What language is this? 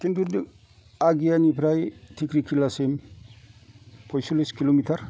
Bodo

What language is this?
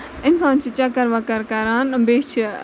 Kashmiri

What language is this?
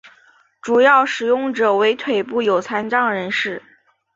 Chinese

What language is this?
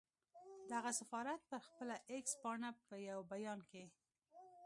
Pashto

